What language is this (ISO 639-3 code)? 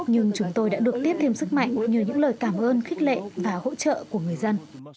vie